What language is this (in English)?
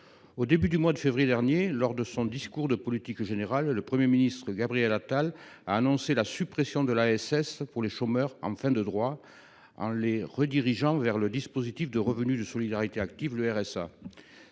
French